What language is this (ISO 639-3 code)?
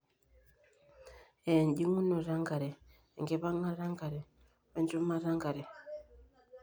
mas